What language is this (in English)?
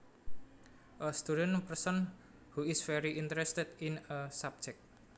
Javanese